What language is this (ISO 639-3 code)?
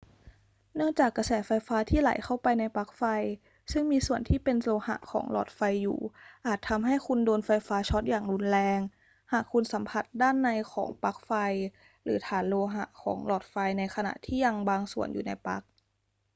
tha